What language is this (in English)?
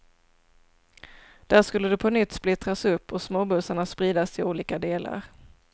Swedish